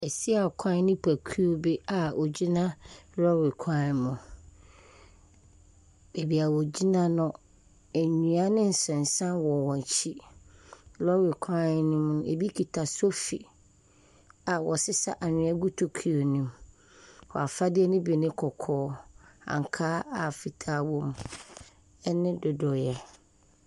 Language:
Akan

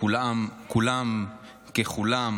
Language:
Hebrew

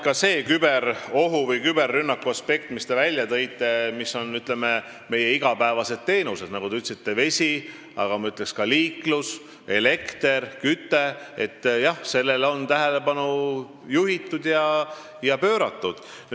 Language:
Estonian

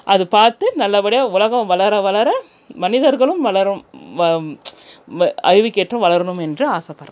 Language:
Tamil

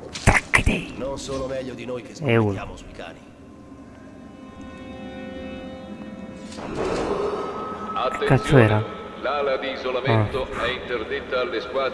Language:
Italian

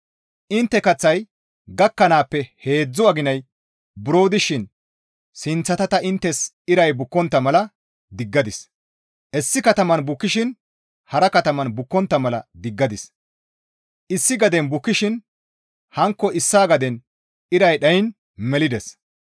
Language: Gamo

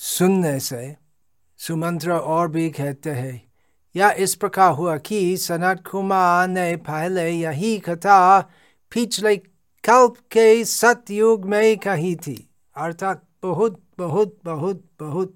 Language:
Hindi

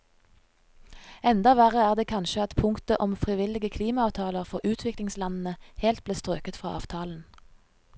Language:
Norwegian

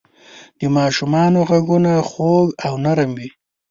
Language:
Pashto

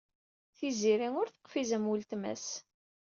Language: Kabyle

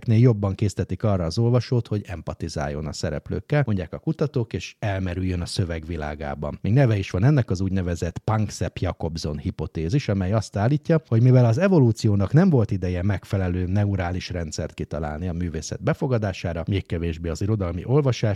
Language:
Hungarian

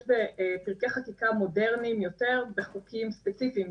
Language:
Hebrew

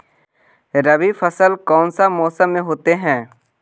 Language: Magahi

